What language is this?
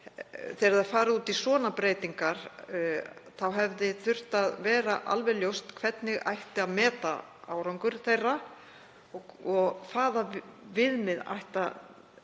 Icelandic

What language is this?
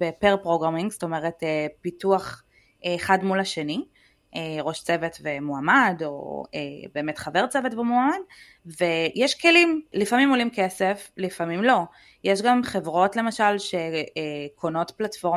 Hebrew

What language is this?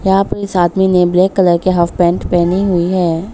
Hindi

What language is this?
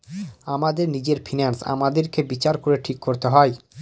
Bangla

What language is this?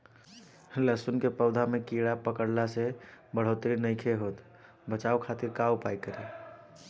Bhojpuri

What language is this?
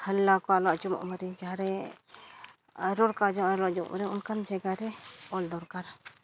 Santali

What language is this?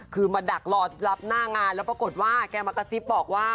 Thai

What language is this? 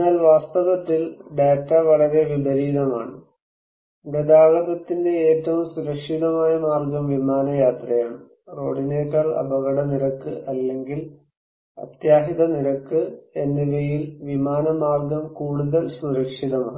Malayalam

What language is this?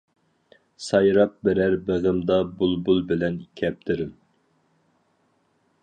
Uyghur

